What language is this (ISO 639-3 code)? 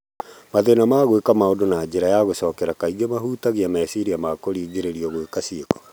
kik